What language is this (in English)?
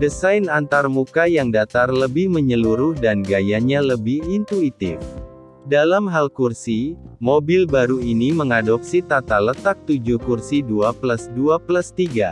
Indonesian